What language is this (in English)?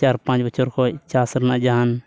Santali